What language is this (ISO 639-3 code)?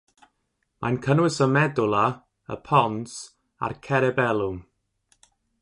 cym